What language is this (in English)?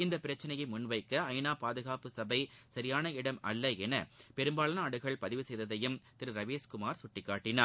Tamil